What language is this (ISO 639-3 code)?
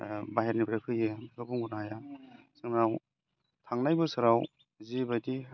brx